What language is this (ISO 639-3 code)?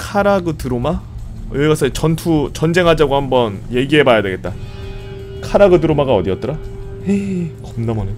kor